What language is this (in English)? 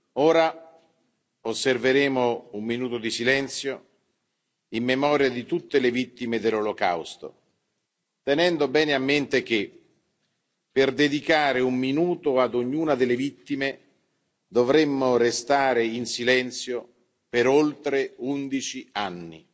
Italian